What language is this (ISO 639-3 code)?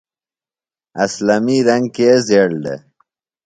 phl